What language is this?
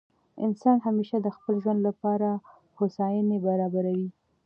Pashto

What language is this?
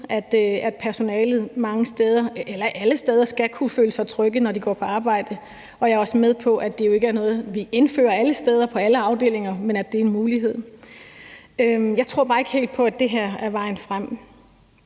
Danish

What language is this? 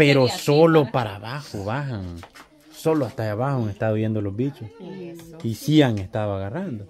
Spanish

